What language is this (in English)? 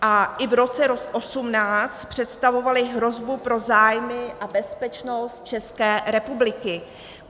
Czech